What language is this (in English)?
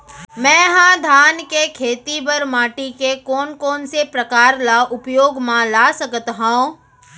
Chhattisgarhi